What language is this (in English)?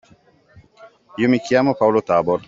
Italian